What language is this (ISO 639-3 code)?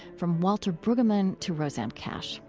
eng